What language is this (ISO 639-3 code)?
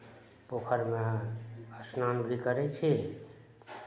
mai